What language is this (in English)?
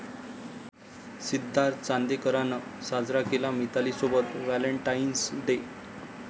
Marathi